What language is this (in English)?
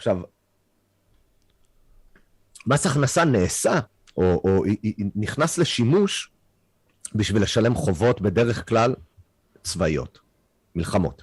Hebrew